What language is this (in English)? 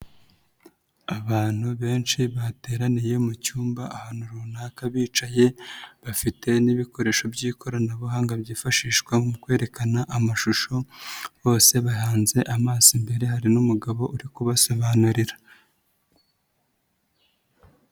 Kinyarwanda